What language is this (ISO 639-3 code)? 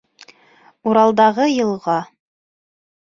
bak